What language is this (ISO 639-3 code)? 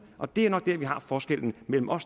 dan